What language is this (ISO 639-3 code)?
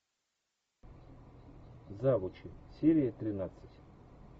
rus